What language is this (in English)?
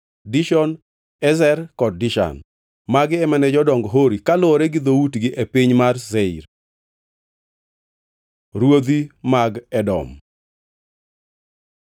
Luo (Kenya and Tanzania)